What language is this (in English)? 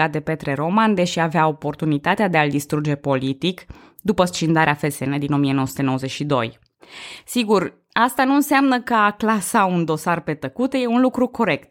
Romanian